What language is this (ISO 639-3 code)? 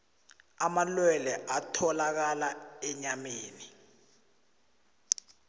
nbl